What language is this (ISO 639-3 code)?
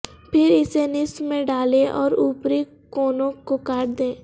urd